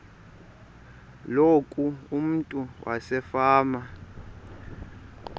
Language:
Xhosa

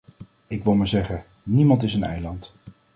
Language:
Dutch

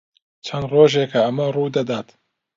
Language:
Central Kurdish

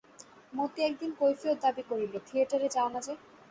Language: Bangla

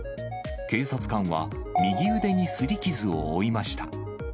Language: Japanese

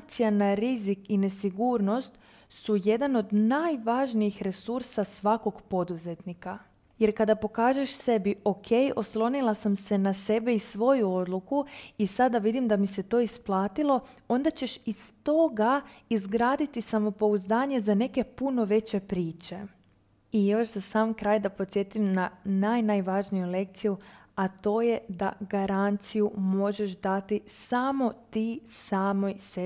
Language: Croatian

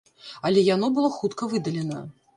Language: Belarusian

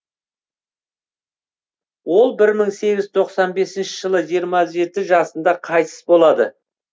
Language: Kazakh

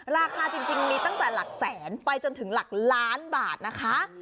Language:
Thai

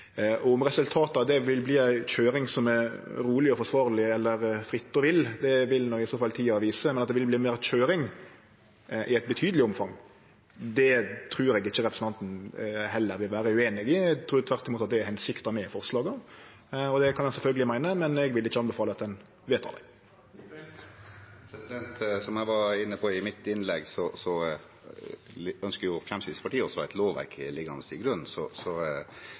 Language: Norwegian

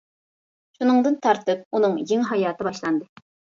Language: Uyghur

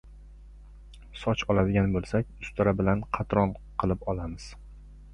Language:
Uzbek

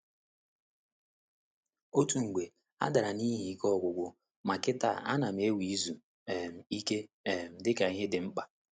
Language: Igbo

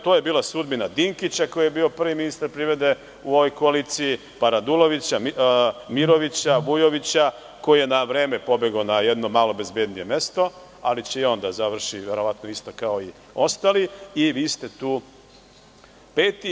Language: Serbian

